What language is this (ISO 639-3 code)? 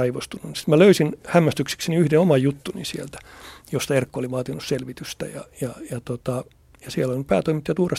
fin